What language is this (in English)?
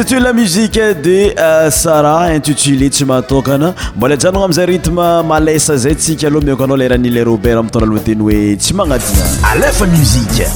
French